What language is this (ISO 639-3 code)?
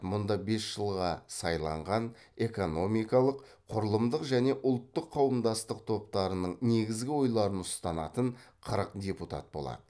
kaz